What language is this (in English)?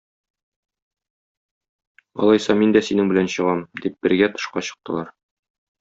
Tatar